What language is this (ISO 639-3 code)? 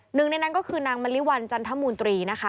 tha